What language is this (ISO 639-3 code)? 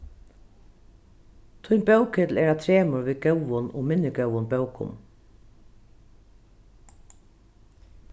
fao